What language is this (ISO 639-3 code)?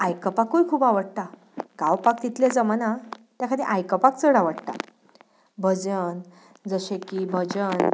kok